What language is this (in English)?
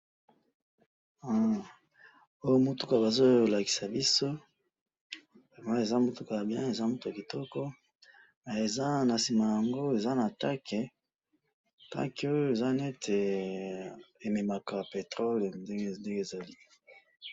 Lingala